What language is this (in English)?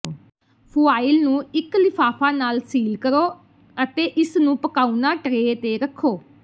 Punjabi